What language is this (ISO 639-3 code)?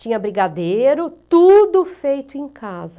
por